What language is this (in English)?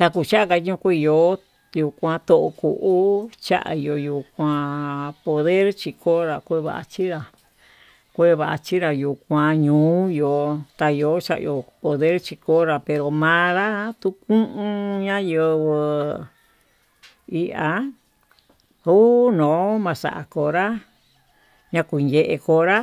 Tututepec Mixtec